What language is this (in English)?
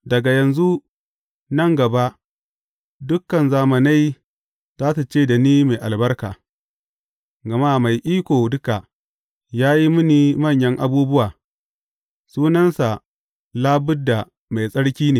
Hausa